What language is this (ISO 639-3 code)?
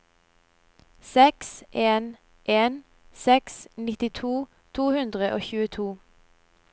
nor